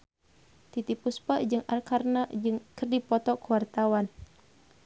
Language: Sundanese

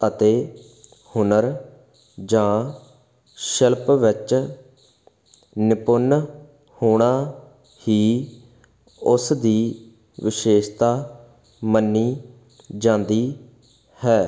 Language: Punjabi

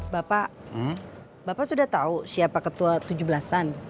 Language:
Indonesian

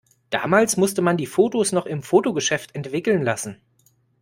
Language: German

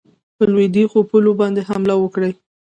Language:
Pashto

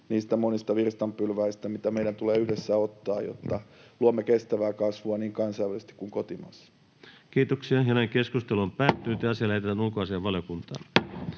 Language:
Finnish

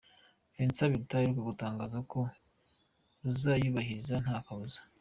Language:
Kinyarwanda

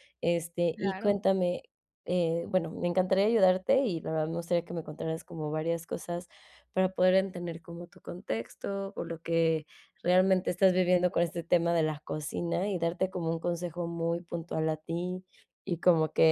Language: Spanish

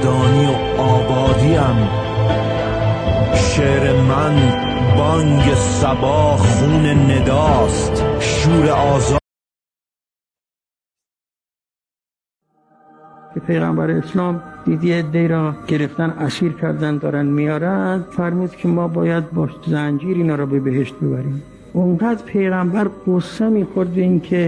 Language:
Persian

